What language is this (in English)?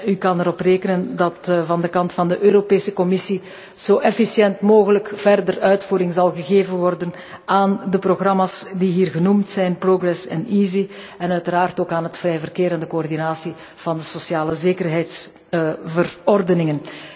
Dutch